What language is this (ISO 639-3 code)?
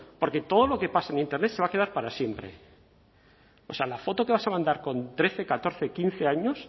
spa